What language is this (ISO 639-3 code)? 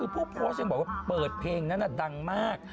tha